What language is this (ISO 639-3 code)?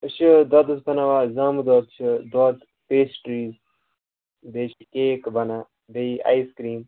kas